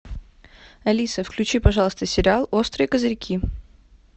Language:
Russian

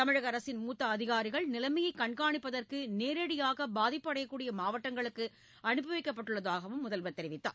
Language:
Tamil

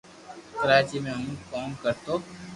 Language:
Loarki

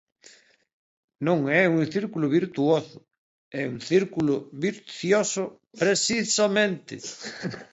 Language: Galician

